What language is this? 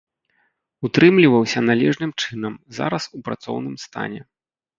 Belarusian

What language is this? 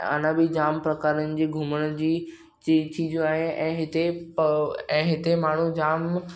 Sindhi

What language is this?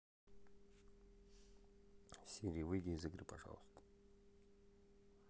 Russian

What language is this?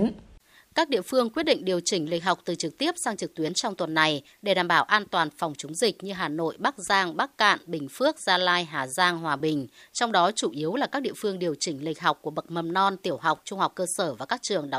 Vietnamese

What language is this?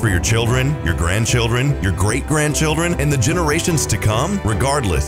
English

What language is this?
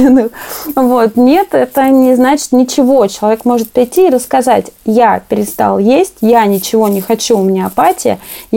Russian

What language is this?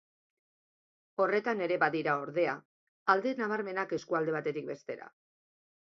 Basque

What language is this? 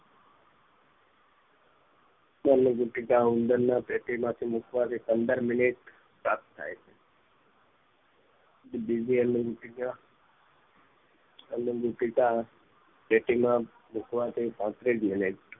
Gujarati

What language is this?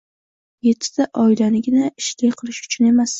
Uzbek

